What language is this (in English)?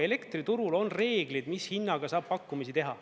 Estonian